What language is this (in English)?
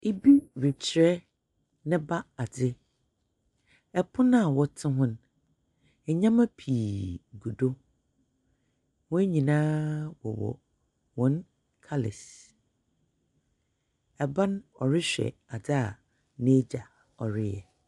Akan